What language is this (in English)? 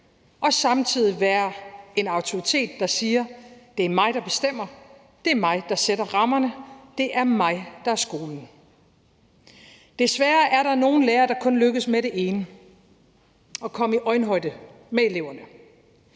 Danish